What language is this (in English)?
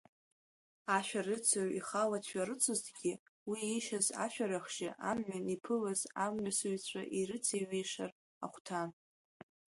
Abkhazian